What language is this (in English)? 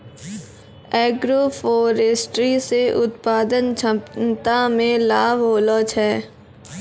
Maithili